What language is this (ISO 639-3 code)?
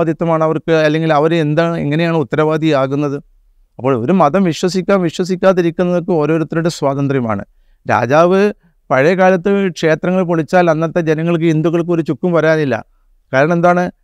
mal